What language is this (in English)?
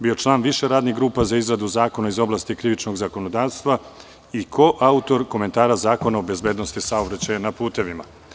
Serbian